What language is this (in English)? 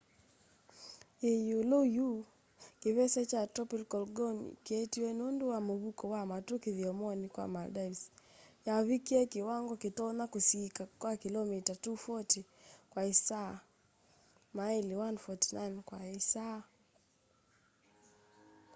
Kamba